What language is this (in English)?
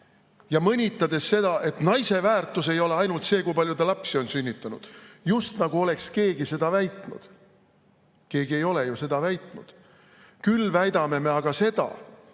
Estonian